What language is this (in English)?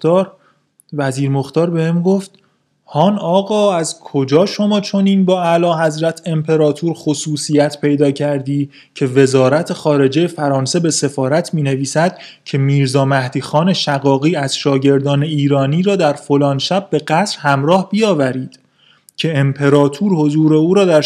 Persian